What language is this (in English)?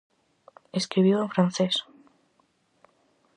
Galician